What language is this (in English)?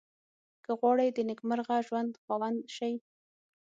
Pashto